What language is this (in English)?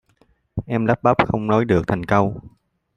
Vietnamese